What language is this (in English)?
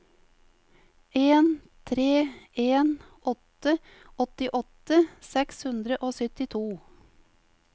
Norwegian